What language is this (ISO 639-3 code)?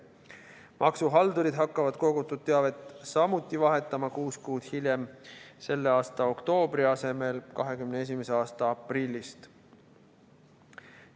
est